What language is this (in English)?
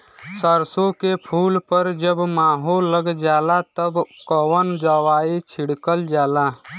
Bhojpuri